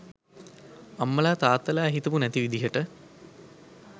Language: Sinhala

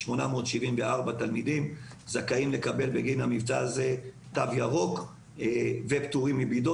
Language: Hebrew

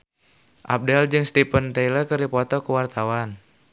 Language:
Sundanese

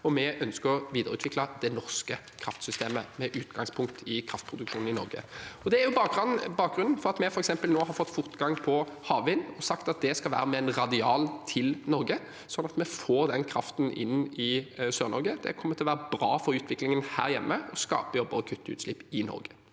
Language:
Norwegian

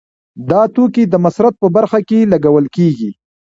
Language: Pashto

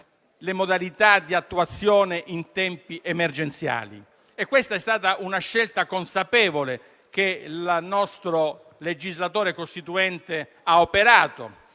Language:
Italian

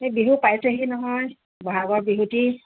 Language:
Assamese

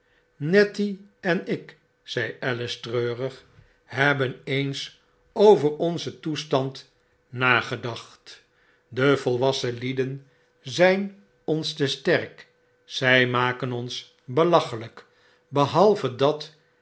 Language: Dutch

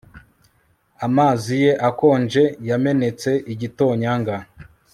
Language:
Kinyarwanda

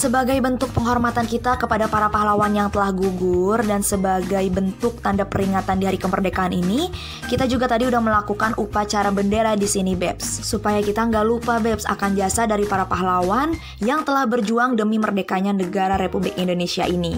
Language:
Indonesian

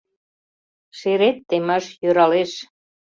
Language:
Mari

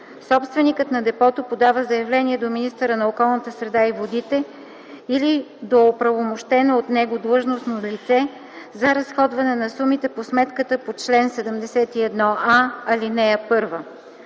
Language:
Bulgarian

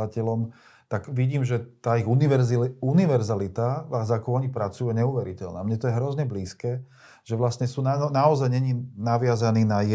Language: Slovak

